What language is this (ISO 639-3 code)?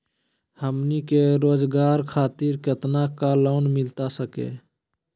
mag